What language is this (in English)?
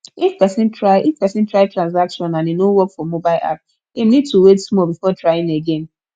Nigerian Pidgin